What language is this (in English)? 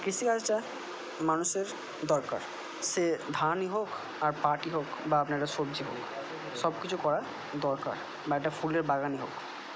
Bangla